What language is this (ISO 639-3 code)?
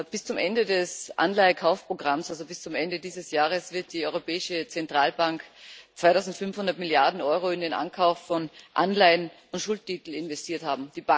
deu